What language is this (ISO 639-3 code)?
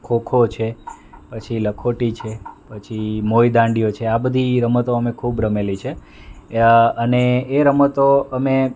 guj